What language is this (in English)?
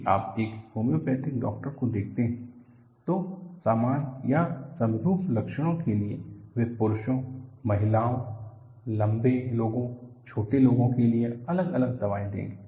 Hindi